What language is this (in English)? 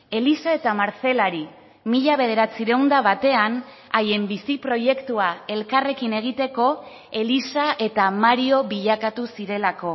Basque